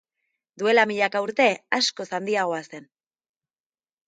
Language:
Basque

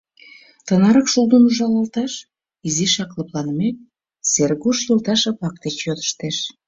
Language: Mari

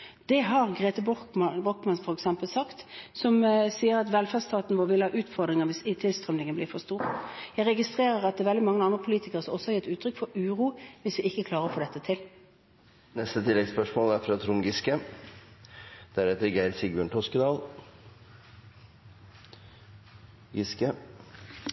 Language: Norwegian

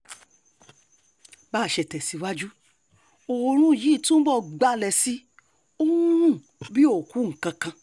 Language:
Yoruba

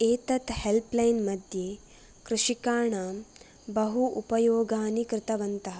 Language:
Sanskrit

